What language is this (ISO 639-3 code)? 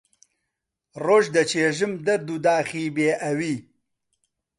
ckb